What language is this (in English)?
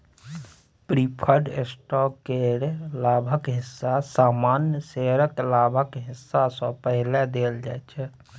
Maithili